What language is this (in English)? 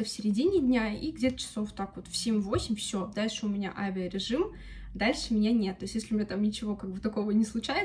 Russian